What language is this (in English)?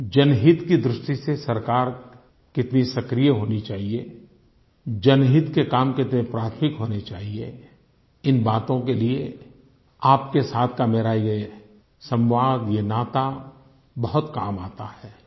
Hindi